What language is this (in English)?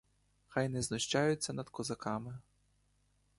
Ukrainian